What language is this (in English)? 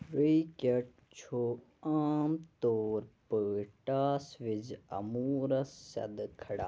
Kashmiri